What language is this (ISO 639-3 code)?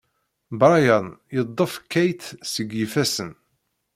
kab